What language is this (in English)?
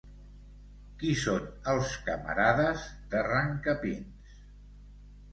Catalan